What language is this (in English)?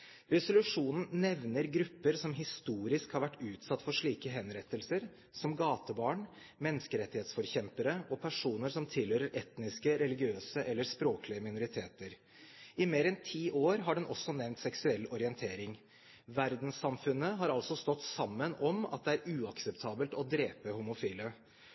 Norwegian Bokmål